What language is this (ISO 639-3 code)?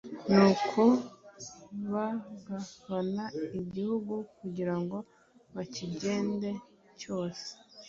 kin